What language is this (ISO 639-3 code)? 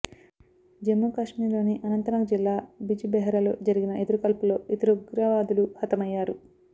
tel